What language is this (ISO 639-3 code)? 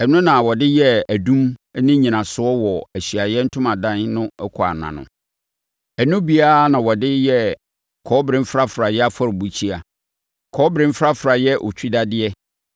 aka